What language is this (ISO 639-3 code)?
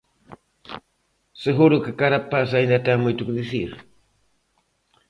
glg